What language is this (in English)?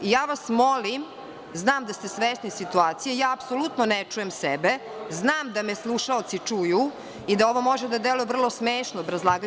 Serbian